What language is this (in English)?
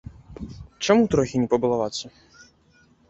Belarusian